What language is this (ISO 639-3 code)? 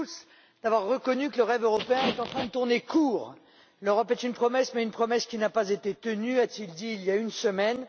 fra